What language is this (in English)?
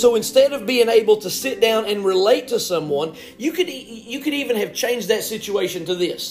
English